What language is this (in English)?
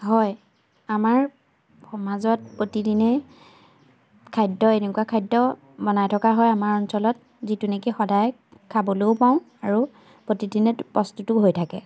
Assamese